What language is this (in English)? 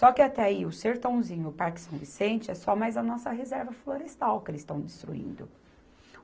Portuguese